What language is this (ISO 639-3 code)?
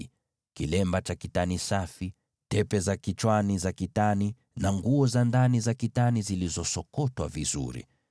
swa